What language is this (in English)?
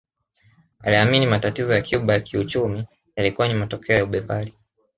Swahili